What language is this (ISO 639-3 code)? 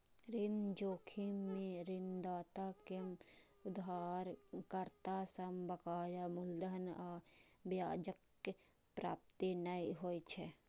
mai